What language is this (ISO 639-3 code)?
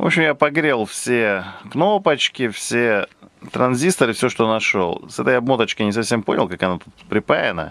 rus